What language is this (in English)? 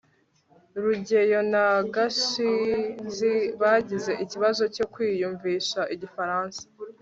Kinyarwanda